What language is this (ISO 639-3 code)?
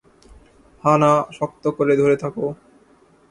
ben